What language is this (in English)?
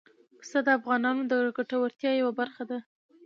Pashto